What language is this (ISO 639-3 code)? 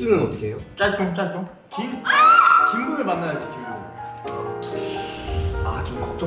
kor